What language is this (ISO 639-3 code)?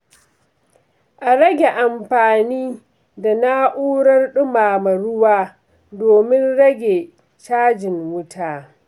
hau